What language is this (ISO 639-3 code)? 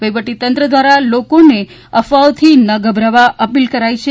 guj